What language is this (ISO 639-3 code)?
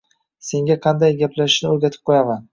uzb